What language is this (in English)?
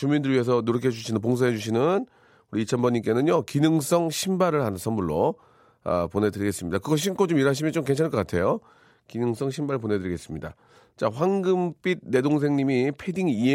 Korean